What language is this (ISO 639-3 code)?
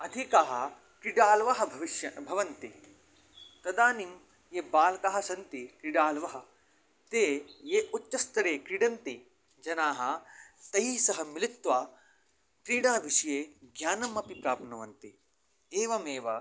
san